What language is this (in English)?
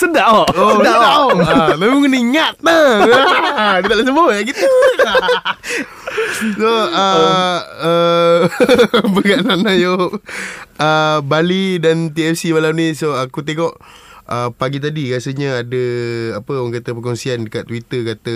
Malay